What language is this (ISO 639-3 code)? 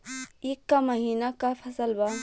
bho